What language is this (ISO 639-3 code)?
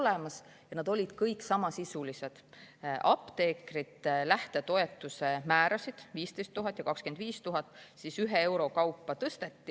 est